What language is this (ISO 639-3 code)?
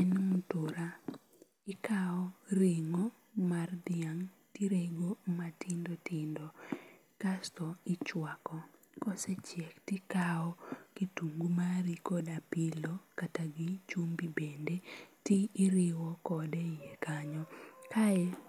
luo